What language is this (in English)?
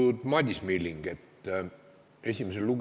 Estonian